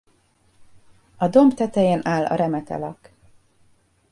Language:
Hungarian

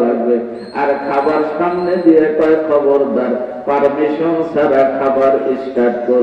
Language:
Arabic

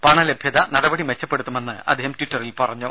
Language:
Malayalam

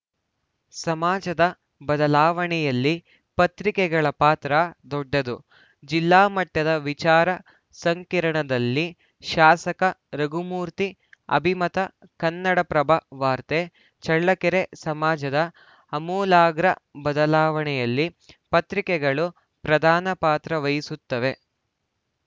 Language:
Kannada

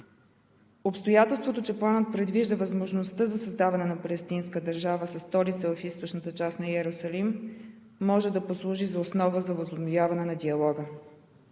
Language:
Bulgarian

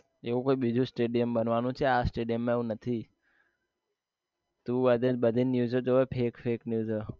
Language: Gujarati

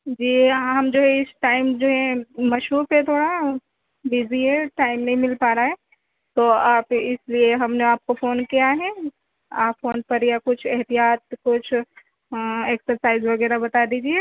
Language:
Urdu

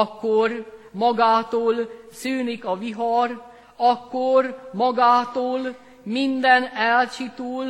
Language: Hungarian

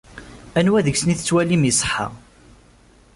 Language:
Kabyle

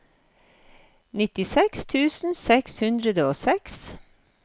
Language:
Norwegian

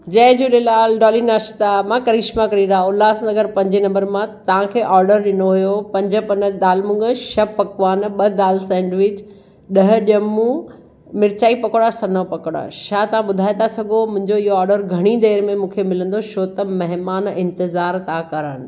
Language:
Sindhi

